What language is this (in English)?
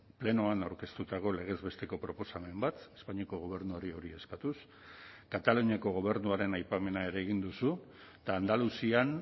Basque